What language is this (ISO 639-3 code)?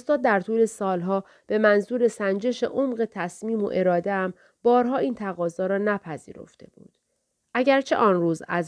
fas